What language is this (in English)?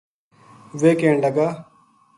Gujari